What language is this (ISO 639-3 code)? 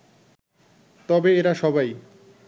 ben